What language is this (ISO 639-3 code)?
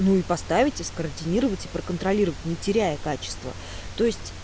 rus